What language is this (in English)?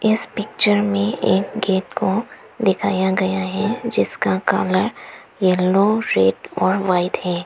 Hindi